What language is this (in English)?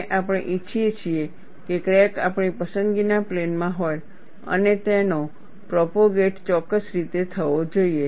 Gujarati